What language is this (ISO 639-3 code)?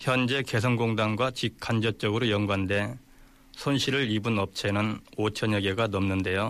kor